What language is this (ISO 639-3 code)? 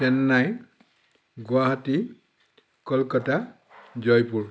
asm